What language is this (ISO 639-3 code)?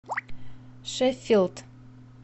rus